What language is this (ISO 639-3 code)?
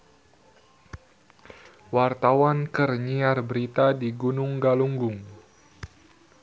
sun